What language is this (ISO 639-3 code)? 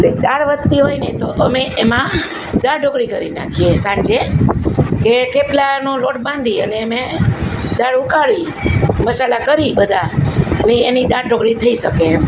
guj